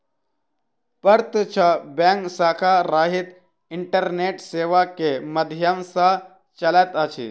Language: Maithili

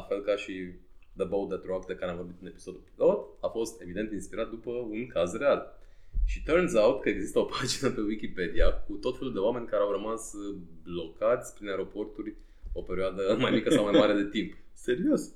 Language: Romanian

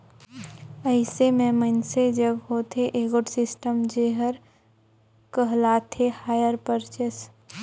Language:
Chhattisgarhi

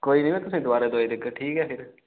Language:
Dogri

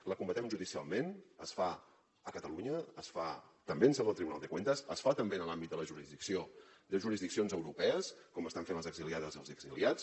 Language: Catalan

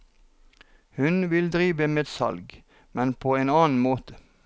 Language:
Norwegian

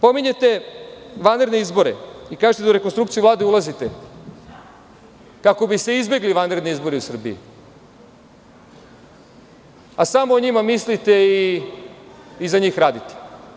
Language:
Serbian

